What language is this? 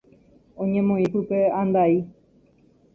Guarani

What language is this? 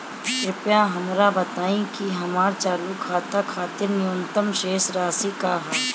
Bhojpuri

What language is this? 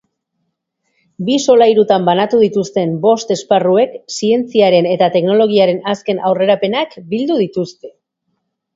Basque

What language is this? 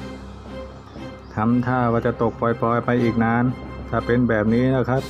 Thai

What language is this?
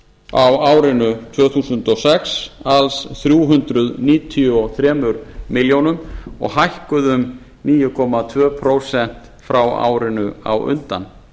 Icelandic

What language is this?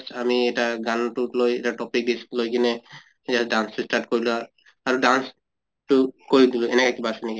Assamese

